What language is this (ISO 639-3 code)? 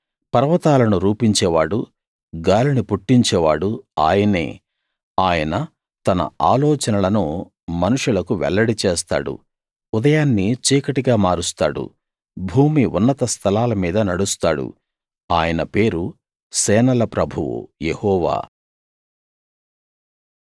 tel